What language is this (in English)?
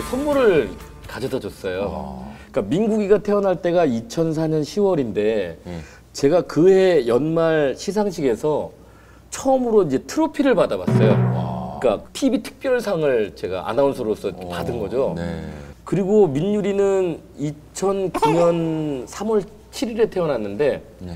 Korean